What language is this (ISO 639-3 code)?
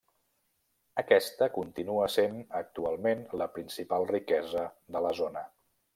cat